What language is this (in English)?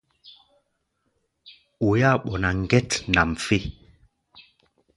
Gbaya